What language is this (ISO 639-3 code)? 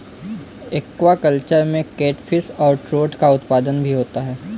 hin